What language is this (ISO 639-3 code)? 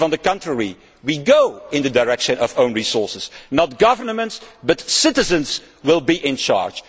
eng